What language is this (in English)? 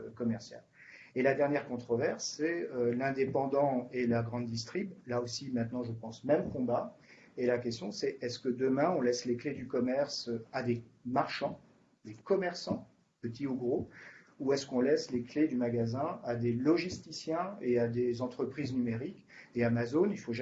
French